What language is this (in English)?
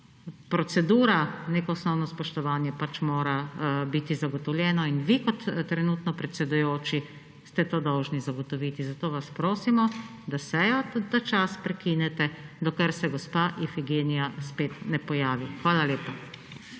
Slovenian